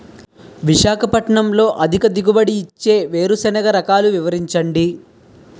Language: Telugu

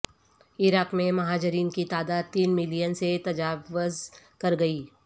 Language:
Urdu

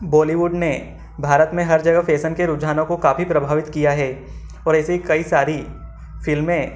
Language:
Hindi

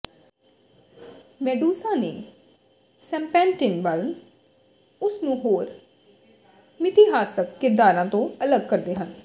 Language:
Punjabi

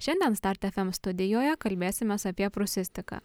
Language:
Lithuanian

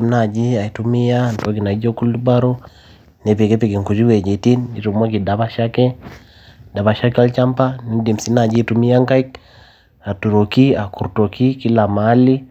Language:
Masai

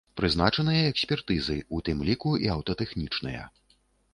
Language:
Belarusian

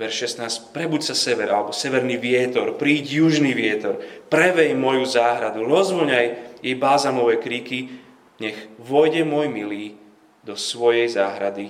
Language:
Slovak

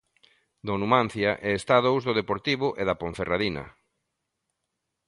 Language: Galician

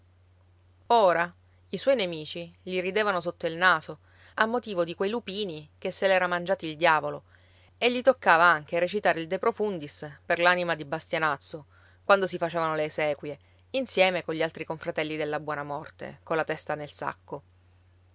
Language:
Italian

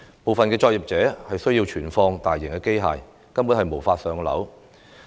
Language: Cantonese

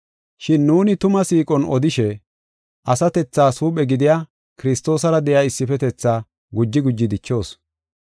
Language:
Gofa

